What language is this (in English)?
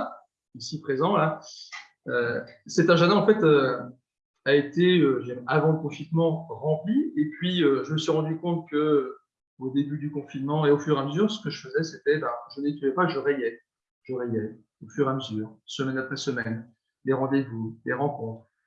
French